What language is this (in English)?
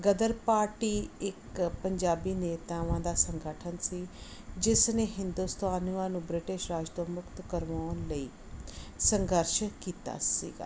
Punjabi